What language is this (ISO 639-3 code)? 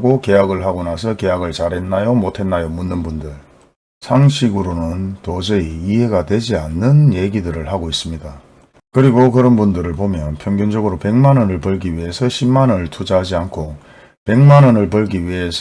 kor